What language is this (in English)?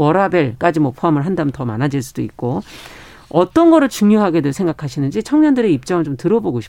Korean